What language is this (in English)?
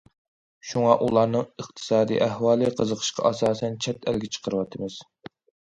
Uyghur